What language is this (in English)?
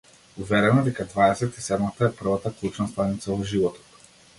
Macedonian